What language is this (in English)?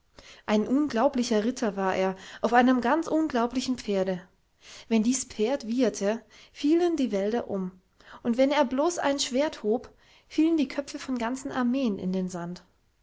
German